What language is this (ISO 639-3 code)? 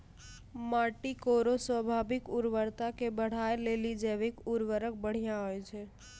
mai